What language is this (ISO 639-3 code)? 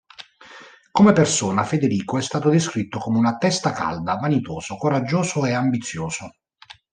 ita